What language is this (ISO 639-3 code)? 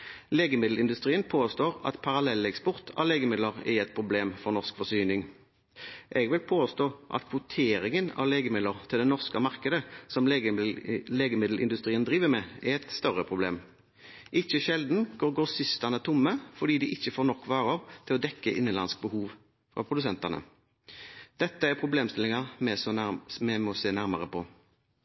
nob